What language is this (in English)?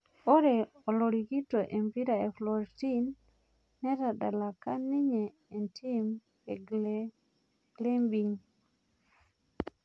Masai